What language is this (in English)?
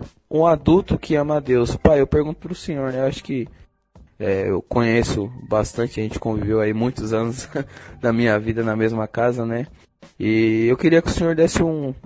Portuguese